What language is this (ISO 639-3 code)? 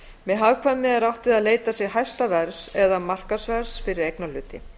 isl